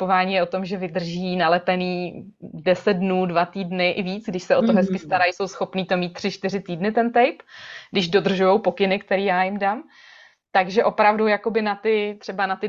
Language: Czech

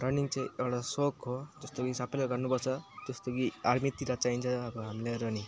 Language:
Nepali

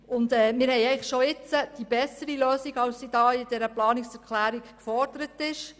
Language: Swiss German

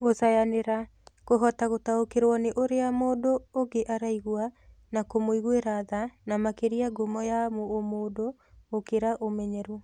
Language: Kikuyu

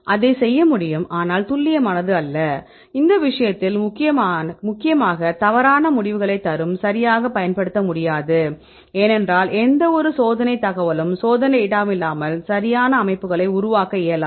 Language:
Tamil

